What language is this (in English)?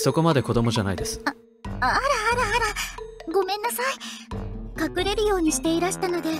Japanese